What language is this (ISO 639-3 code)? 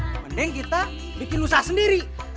ind